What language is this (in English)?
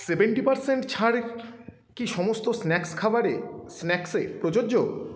Bangla